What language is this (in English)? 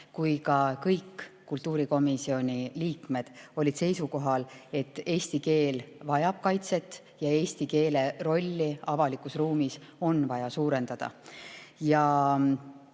Estonian